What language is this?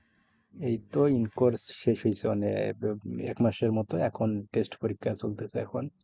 Bangla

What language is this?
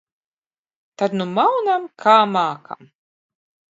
Latvian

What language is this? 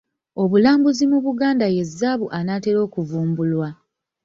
Ganda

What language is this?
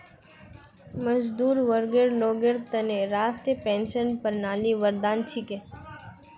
Magahi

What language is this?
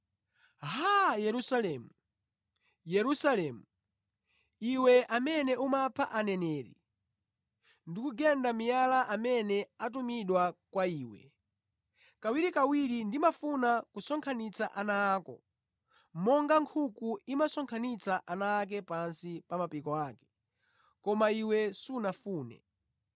Nyanja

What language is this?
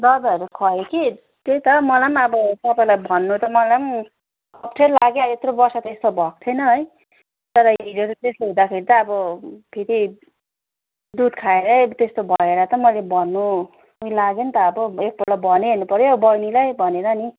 Nepali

